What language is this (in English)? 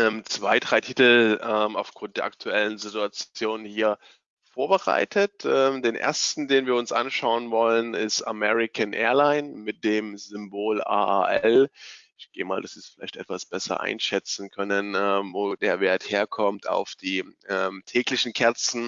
German